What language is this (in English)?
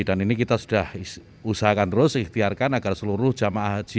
Indonesian